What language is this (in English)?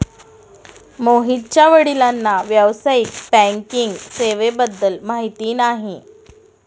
Marathi